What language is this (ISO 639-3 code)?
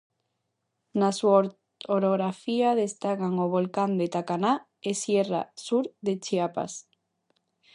glg